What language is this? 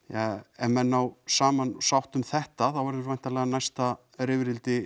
Icelandic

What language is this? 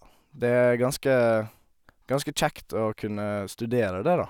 Norwegian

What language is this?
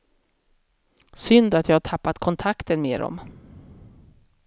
Swedish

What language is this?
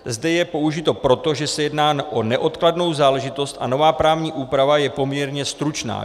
Czech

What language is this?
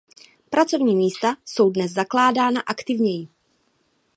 Czech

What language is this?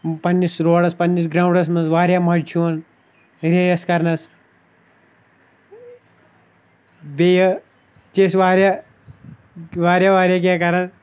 Kashmiri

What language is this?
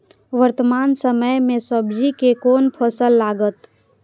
Maithili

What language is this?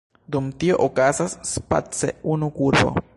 Esperanto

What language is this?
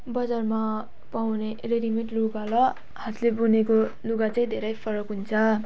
Nepali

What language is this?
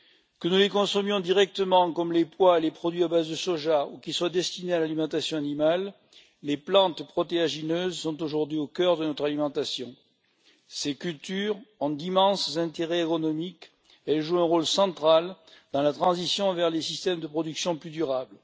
French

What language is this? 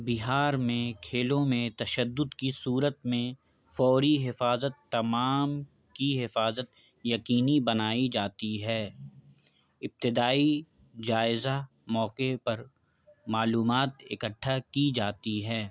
Urdu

